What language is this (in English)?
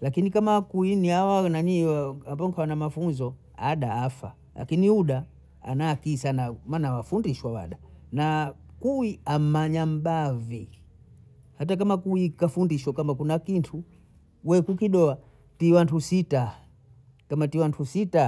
Bondei